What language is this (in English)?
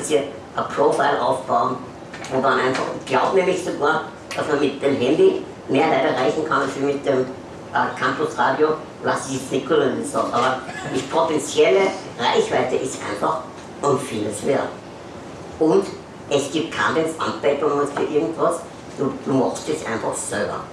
German